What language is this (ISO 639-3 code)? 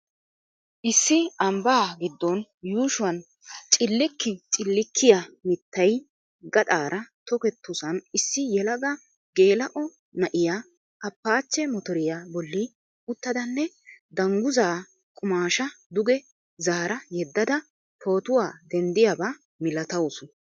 wal